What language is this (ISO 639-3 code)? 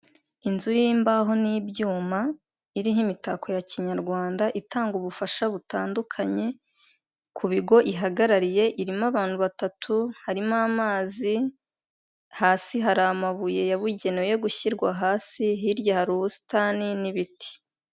kin